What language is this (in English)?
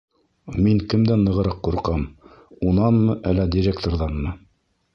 Bashkir